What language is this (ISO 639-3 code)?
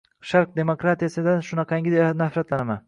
uzb